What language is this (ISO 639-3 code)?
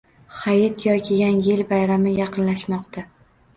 uzb